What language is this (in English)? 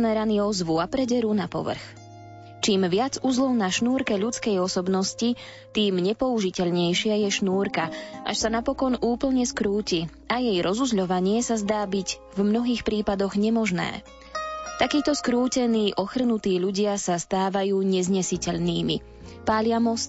Slovak